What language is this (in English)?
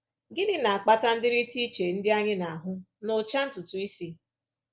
Igbo